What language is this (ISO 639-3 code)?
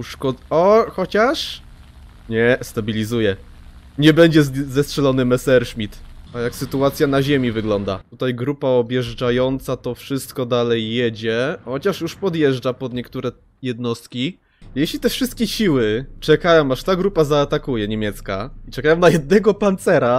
pol